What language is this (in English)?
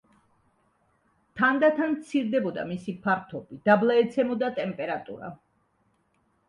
Georgian